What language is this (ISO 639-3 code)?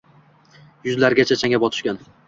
uzb